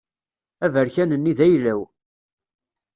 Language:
Kabyle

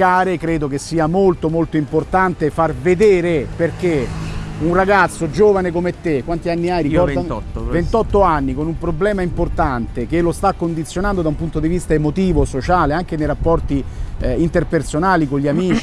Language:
Italian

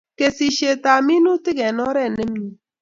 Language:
Kalenjin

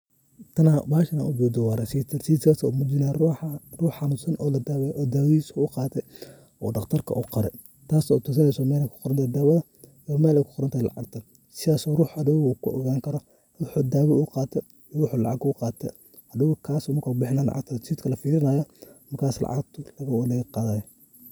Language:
Somali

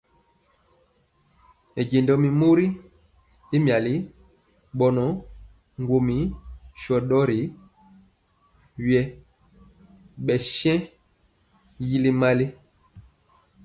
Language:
Mpiemo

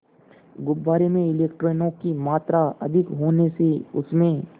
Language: Hindi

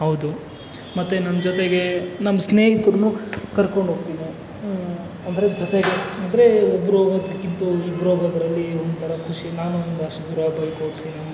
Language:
Kannada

